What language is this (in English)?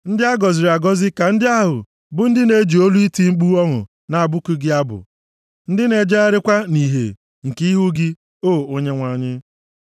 Igbo